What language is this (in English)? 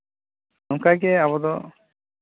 Santali